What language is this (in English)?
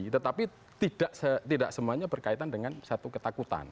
Indonesian